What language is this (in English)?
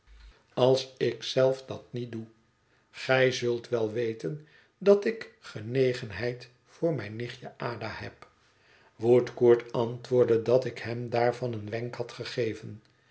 Dutch